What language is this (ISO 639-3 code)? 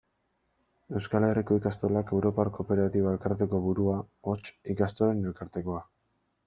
eus